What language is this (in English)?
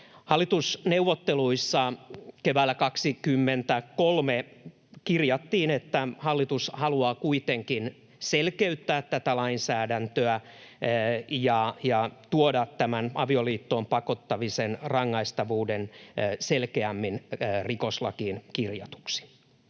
Finnish